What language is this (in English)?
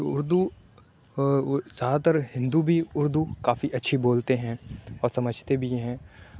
Urdu